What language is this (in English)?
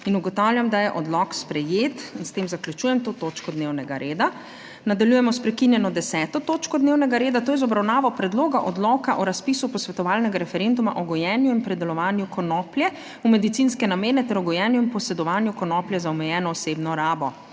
Slovenian